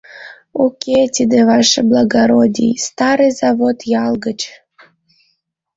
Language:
Mari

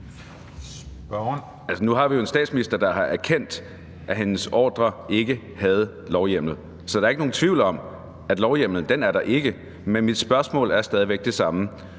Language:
Danish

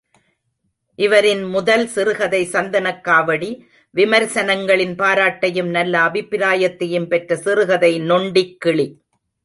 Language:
Tamil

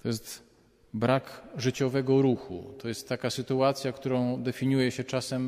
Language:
Polish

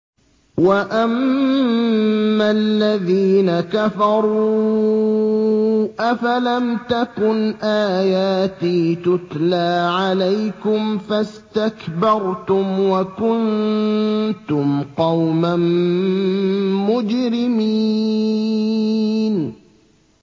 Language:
Arabic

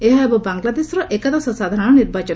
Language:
Odia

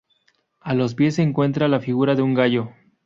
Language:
Spanish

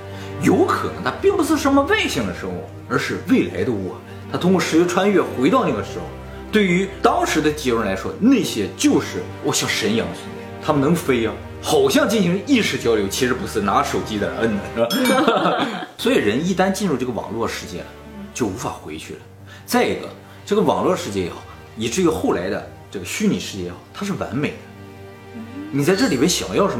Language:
Chinese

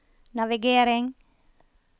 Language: Norwegian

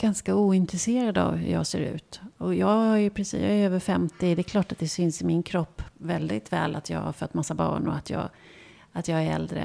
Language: Swedish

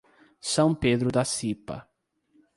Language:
Portuguese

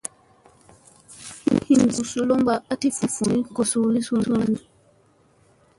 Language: Musey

